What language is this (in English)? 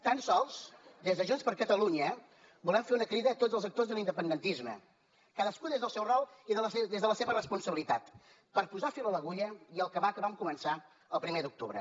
Catalan